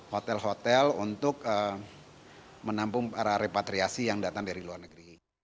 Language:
Indonesian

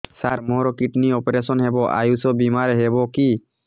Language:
Odia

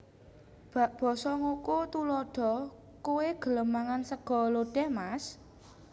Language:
Javanese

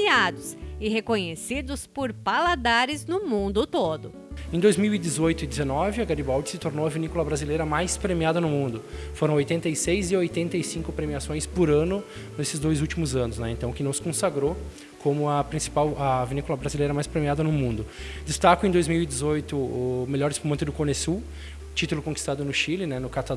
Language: Portuguese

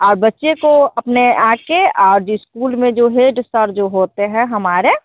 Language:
Hindi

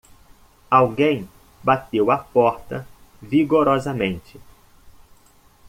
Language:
Portuguese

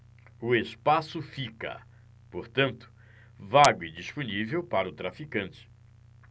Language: Portuguese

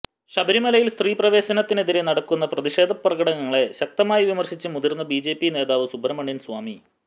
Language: Malayalam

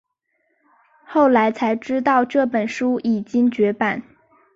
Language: Chinese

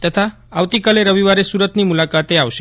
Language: Gujarati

